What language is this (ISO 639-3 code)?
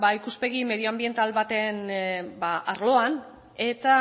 eus